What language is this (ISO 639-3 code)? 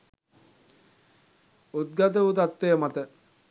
sin